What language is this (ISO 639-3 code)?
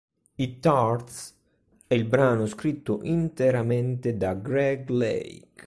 ita